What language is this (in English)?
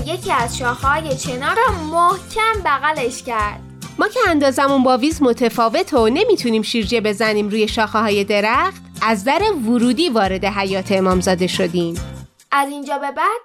Persian